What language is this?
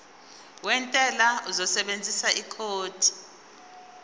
Zulu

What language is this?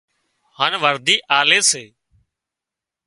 Wadiyara Koli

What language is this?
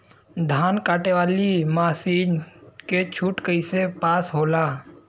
Bhojpuri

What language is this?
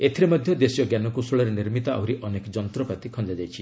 Odia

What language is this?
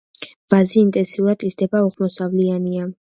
Georgian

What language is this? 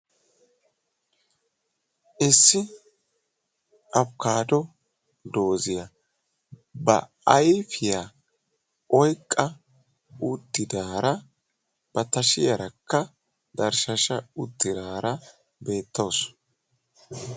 Wolaytta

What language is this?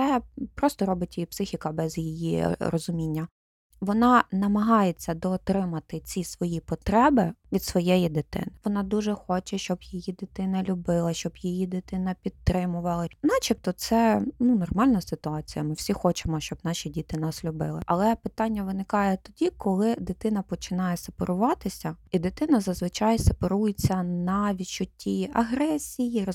Ukrainian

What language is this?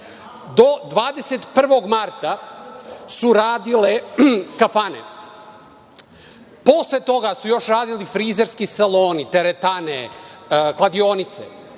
Serbian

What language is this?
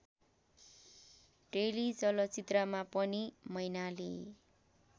Nepali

